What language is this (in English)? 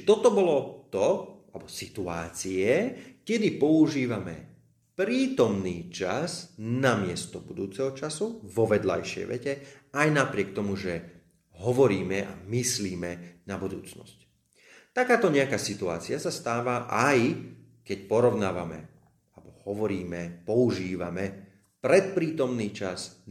Slovak